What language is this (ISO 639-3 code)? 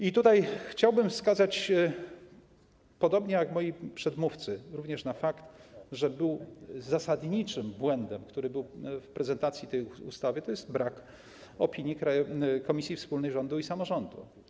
pol